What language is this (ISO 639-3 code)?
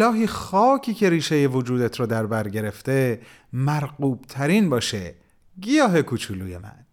fas